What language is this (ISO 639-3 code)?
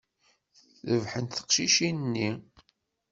kab